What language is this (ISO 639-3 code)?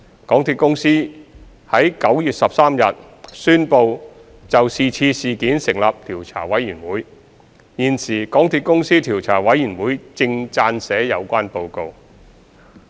yue